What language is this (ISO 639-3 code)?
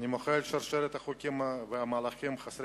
heb